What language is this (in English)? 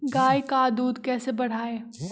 Magahi